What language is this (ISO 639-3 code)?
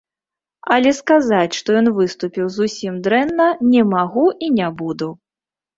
bel